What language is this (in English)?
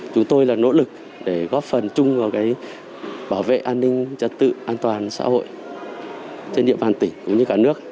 Vietnamese